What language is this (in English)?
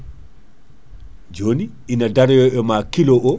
Fula